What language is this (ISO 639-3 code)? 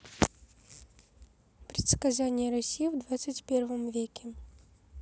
rus